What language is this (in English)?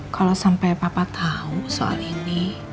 Indonesian